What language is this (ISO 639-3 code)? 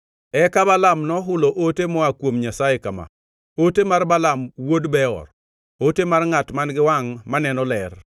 luo